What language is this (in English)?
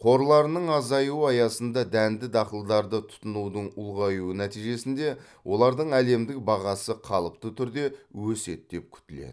Kazakh